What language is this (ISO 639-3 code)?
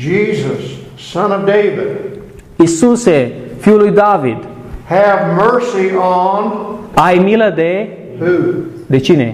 ron